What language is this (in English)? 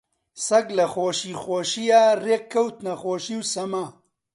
Central Kurdish